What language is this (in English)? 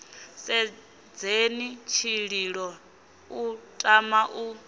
Venda